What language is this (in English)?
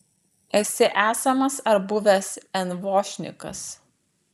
Lithuanian